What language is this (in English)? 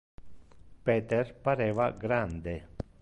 Interlingua